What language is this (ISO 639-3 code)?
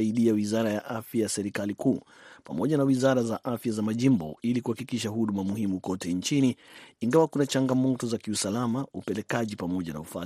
swa